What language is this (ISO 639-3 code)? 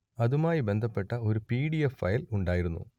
mal